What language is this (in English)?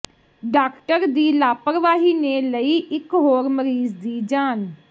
Punjabi